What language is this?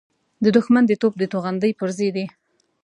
Pashto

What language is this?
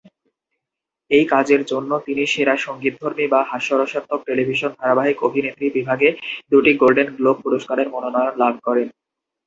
Bangla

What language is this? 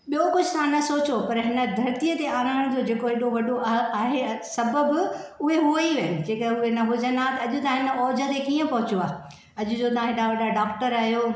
Sindhi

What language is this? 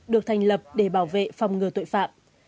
Vietnamese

